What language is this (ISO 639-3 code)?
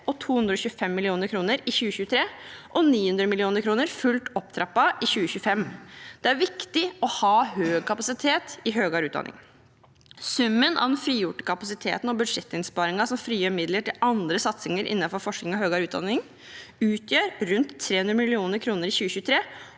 nor